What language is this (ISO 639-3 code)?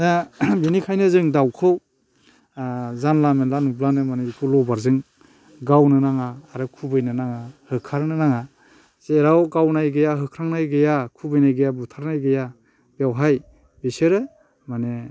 brx